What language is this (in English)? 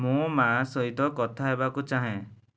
Odia